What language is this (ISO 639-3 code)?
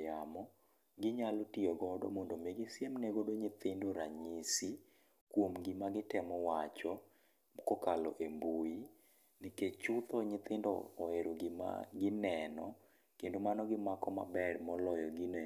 luo